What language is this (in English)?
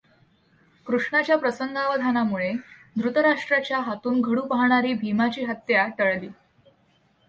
Marathi